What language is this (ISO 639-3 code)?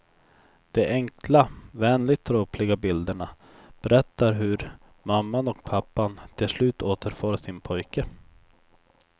swe